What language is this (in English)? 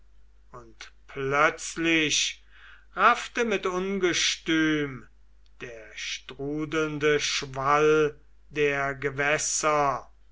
German